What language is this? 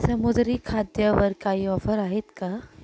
Marathi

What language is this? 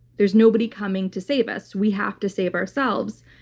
English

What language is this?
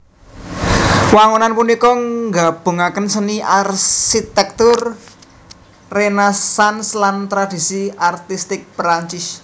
Javanese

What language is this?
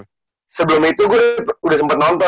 Indonesian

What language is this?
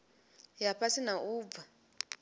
Venda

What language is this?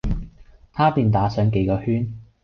Cantonese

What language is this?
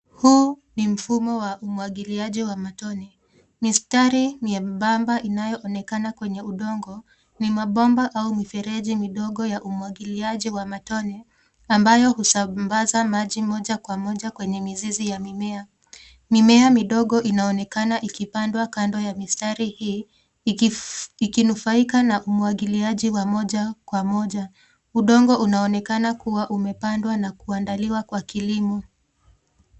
Swahili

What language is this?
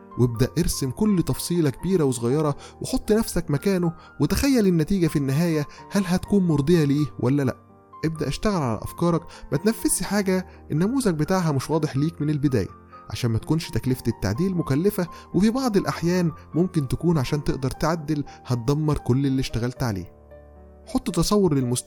Arabic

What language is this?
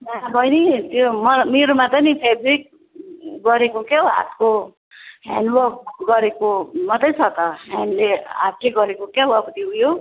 Nepali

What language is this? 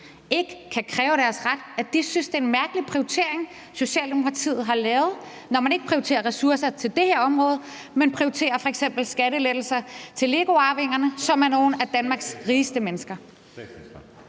Danish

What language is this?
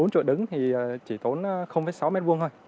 Vietnamese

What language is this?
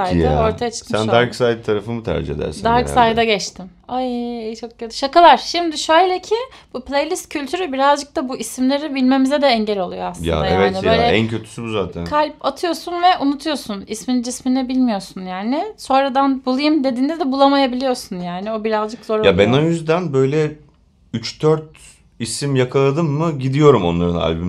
Turkish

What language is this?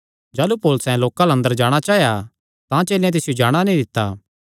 Kangri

